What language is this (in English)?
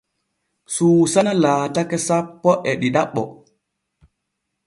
Borgu Fulfulde